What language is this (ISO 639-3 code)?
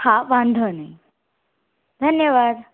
guj